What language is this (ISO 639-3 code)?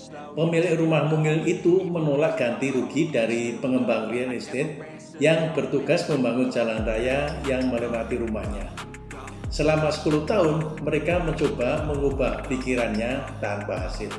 ind